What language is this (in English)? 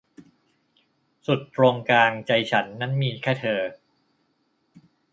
Thai